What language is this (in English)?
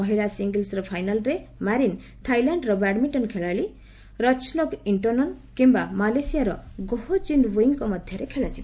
Odia